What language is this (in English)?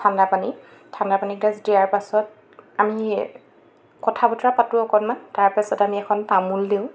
Assamese